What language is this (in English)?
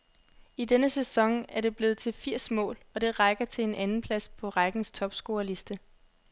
Danish